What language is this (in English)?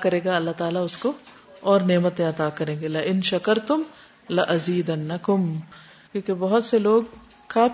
Urdu